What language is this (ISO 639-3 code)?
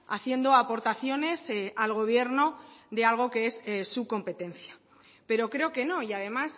spa